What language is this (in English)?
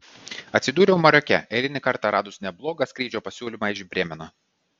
Lithuanian